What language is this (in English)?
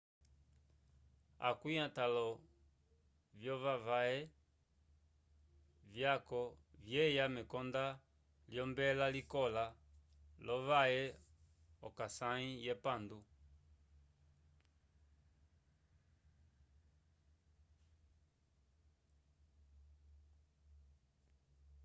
Umbundu